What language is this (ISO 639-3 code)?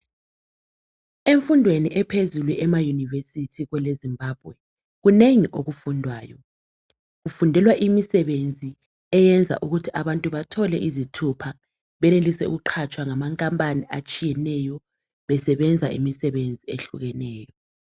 nde